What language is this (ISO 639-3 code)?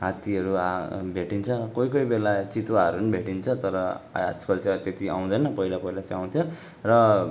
nep